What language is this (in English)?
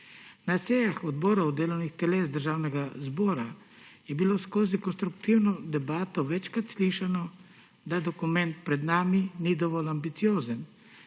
Slovenian